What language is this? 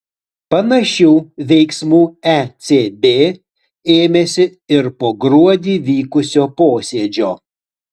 Lithuanian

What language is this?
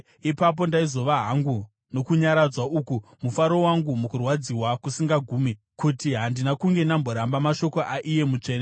Shona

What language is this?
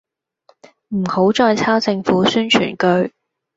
Cantonese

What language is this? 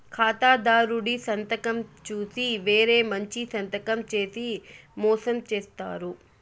Telugu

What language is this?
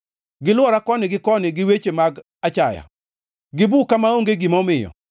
Luo (Kenya and Tanzania)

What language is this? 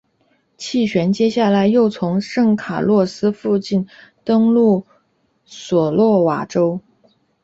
Chinese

